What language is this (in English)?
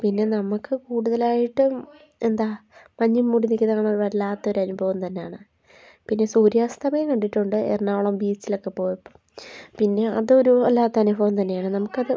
Malayalam